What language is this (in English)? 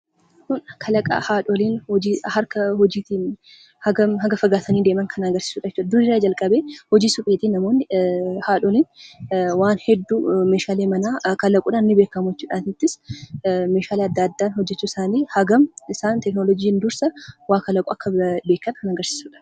Oromo